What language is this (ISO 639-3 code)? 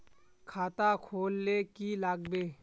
mag